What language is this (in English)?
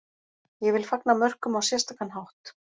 Icelandic